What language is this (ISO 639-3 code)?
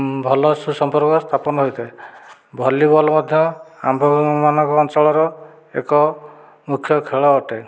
ori